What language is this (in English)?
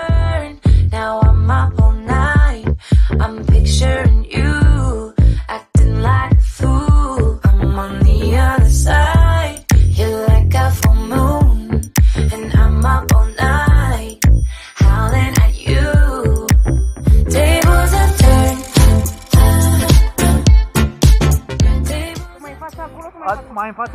Romanian